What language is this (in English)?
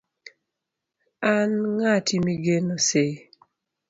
Luo (Kenya and Tanzania)